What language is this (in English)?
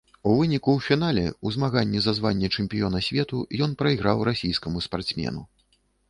Belarusian